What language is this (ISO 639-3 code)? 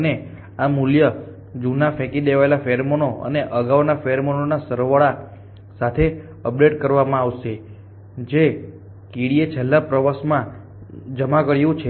guj